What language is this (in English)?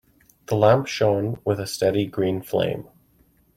English